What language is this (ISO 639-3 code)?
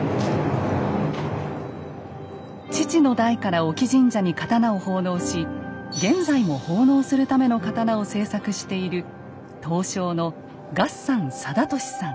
jpn